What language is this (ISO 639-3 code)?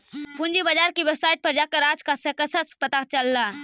mag